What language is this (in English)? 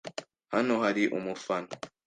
Kinyarwanda